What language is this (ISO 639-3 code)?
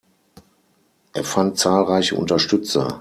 deu